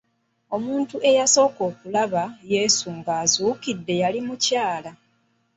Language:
Ganda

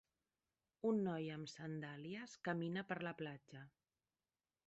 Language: Catalan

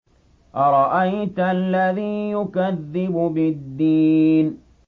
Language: Arabic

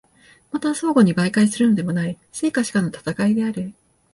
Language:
Japanese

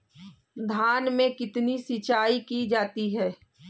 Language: Hindi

